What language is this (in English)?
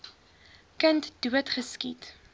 Afrikaans